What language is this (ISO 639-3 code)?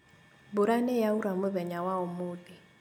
kik